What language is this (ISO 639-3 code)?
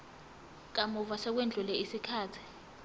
zul